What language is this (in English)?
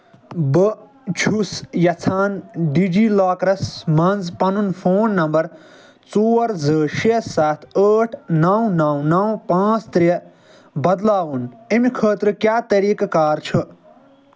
Kashmiri